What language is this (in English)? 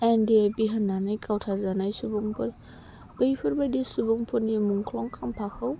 Bodo